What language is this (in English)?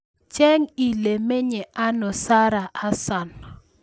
Kalenjin